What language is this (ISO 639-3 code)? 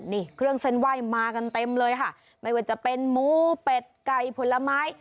tha